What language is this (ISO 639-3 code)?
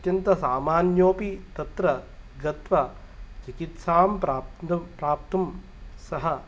san